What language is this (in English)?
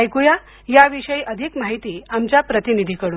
Marathi